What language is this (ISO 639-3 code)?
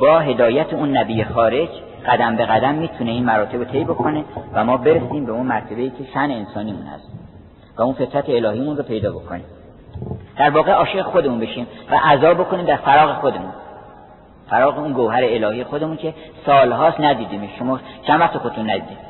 fas